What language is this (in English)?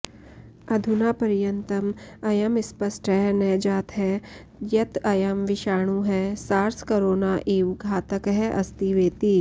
Sanskrit